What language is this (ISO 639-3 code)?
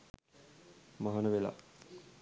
sin